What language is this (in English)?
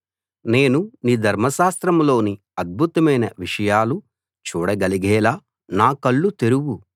Telugu